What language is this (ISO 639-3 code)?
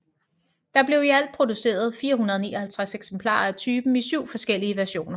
dan